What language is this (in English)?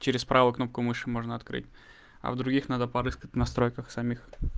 Russian